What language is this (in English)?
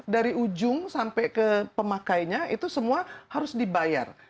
Indonesian